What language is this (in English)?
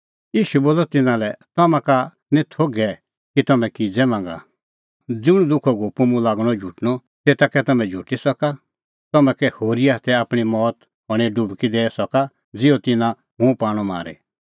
Kullu Pahari